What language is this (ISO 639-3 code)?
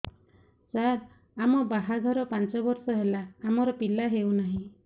ori